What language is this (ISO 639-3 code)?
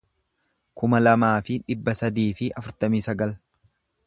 orm